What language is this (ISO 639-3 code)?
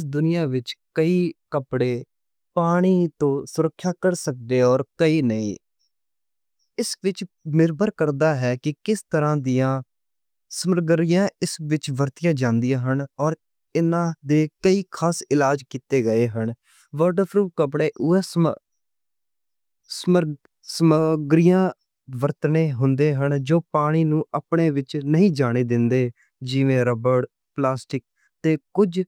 lah